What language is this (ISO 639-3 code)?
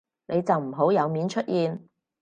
yue